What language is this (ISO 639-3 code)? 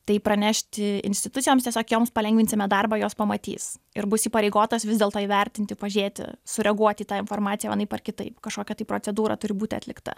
lit